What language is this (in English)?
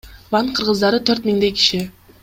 Kyrgyz